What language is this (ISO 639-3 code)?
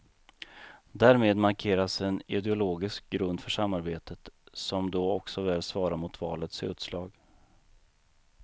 swe